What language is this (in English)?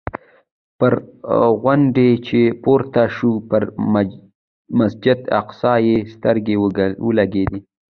Pashto